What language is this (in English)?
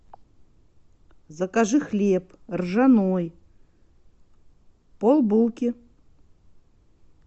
Russian